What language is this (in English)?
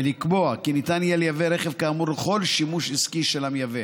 Hebrew